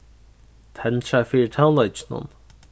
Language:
Faroese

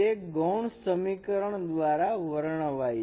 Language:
Gujarati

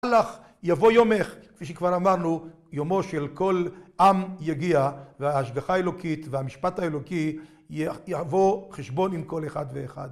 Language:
Hebrew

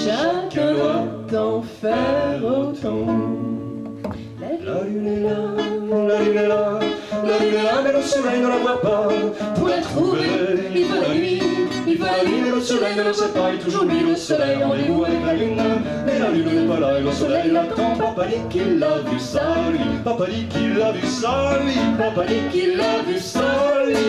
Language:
French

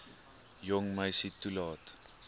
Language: Afrikaans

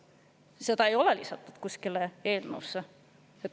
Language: Estonian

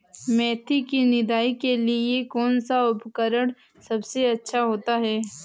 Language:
Hindi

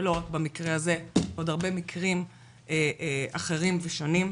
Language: Hebrew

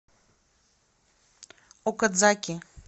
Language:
Russian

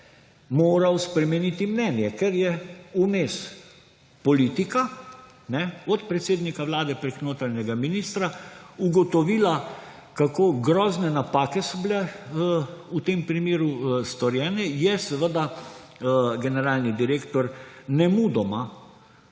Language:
Slovenian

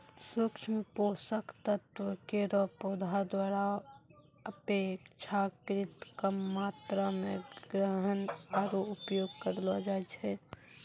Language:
Maithili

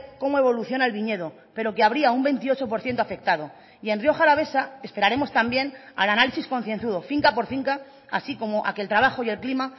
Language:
Spanish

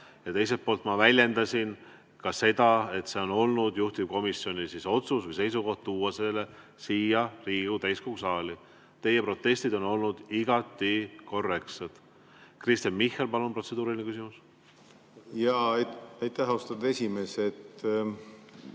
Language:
Estonian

